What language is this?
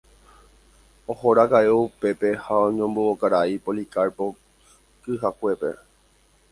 Guarani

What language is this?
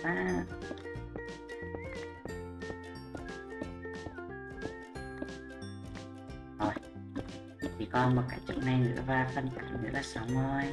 Vietnamese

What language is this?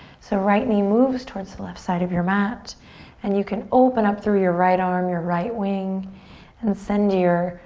English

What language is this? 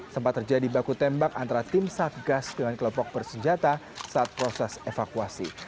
Indonesian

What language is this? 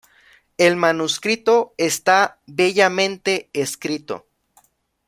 Spanish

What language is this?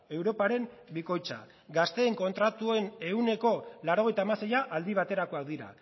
Basque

